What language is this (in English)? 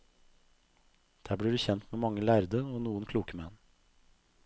Norwegian